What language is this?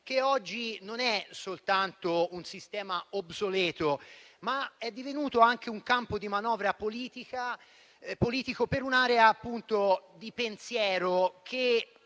Italian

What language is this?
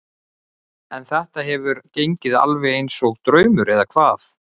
Icelandic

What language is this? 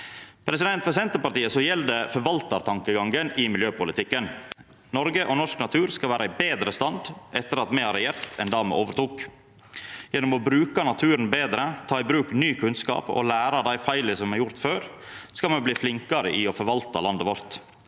Norwegian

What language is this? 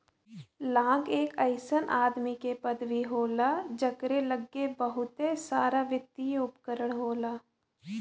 Bhojpuri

